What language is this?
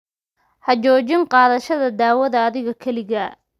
Somali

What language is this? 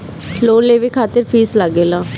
Bhojpuri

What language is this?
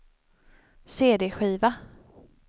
Swedish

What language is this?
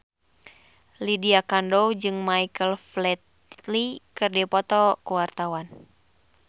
Sundanese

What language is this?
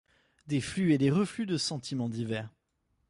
French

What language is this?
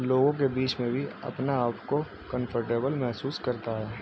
Urdu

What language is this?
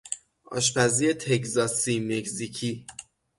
Persian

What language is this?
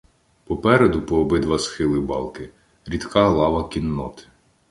Ukrainian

